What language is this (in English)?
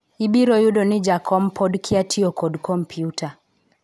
Luo (Kenya and Tanzania)